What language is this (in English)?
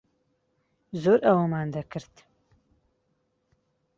Central Kurdish